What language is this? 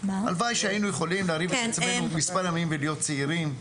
Hebrew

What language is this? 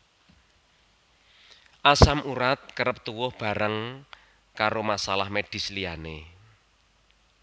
Javanese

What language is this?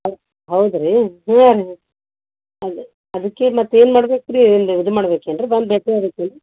Kannada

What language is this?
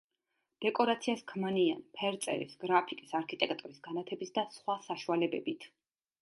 Georgian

